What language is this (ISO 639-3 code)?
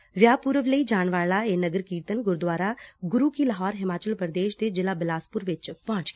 pan